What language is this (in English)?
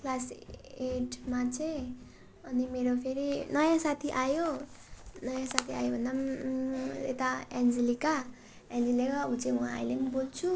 Nepali